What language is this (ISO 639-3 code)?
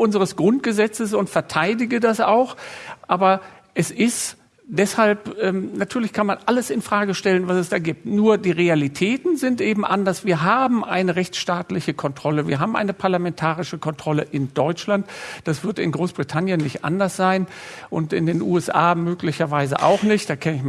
deu